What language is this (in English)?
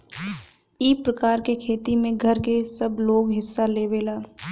Bhojpuri